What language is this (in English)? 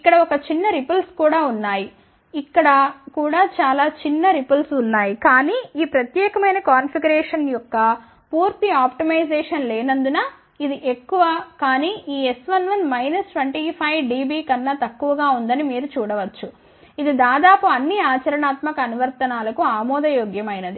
Telugu